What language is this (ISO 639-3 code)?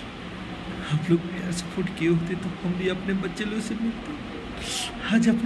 hin